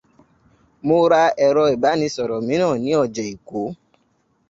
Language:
Yoruba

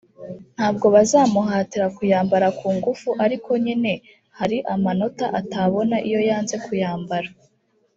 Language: Kinyarwanda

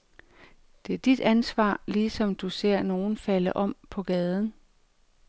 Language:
Danish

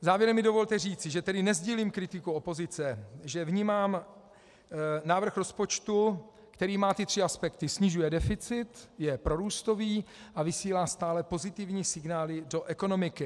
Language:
Czech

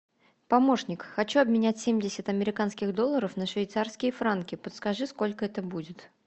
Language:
Russian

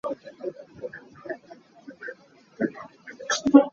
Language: Hakha Chin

